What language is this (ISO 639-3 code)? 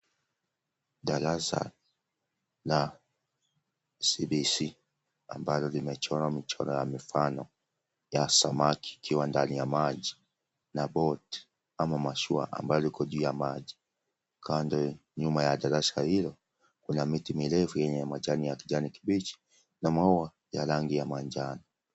swa